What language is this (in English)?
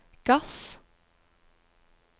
Norwegian